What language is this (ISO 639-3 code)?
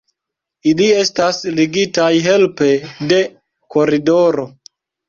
epo